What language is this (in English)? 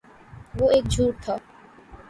Urdu